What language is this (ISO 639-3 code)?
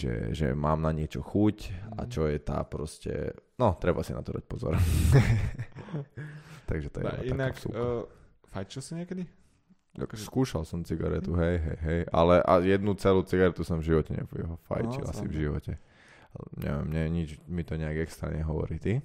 slk